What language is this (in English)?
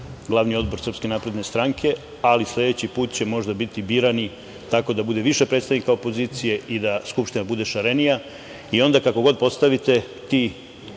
Serbian